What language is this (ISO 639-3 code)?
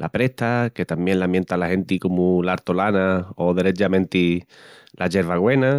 ext